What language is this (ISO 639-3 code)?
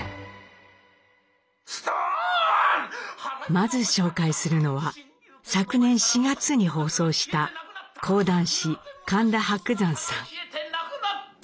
jpn